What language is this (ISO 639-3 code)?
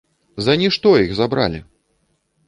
bel